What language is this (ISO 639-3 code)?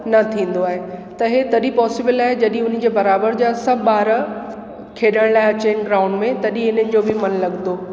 snd